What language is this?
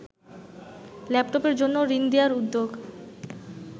Bangla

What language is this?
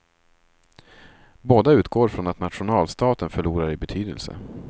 Swedish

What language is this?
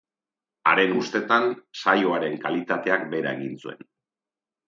Basque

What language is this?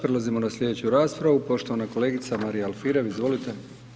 Croatian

